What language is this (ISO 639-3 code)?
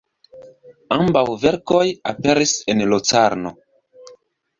epo